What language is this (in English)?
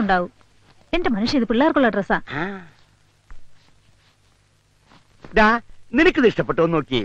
Malayalam